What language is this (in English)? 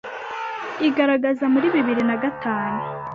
Kinyarwanda